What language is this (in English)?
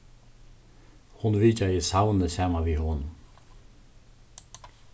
Faroese